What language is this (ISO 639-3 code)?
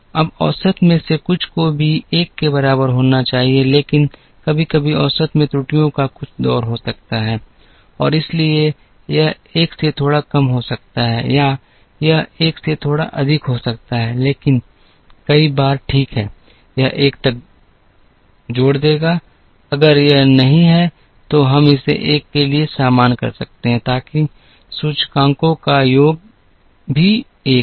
hin